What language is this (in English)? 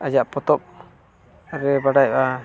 Santali